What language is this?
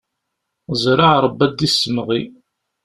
Kabyle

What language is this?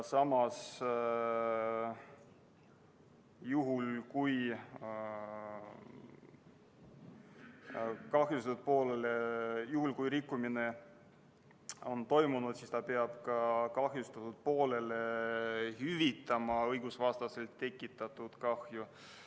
Estonian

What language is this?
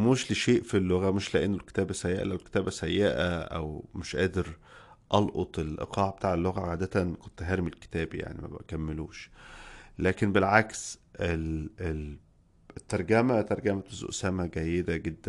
Arabic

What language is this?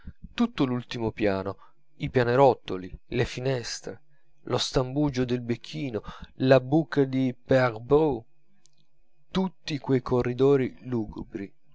Italian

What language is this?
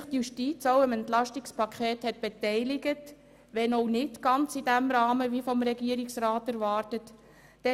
Swiss German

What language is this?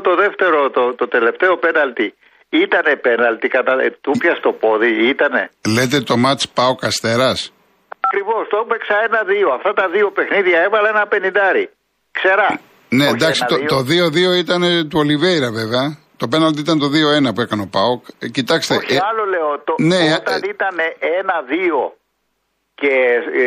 Greek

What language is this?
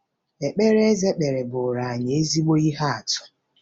Igbo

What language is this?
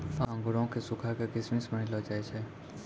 Maithili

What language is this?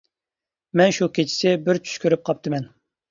Uyghur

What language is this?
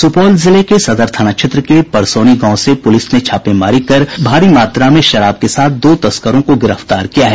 Hindi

